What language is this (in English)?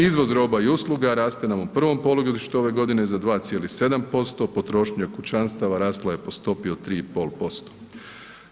Croatian